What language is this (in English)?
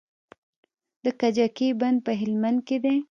Pashto